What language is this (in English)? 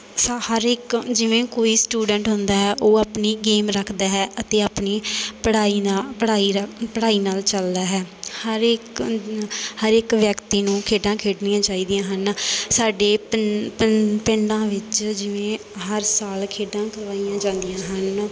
Punjabi